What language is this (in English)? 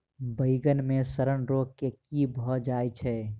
Maithili